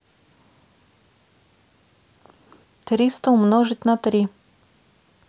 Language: Russian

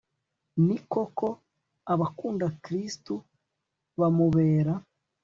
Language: Kinyarwanda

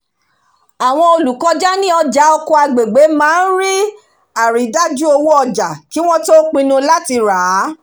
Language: Yoruba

